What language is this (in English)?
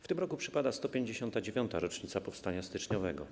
Polish